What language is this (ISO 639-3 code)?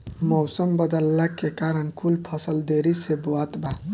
bho